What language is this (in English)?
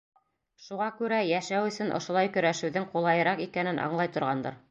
Bashkir